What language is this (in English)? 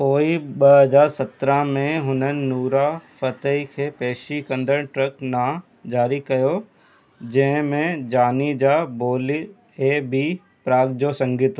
Sindhi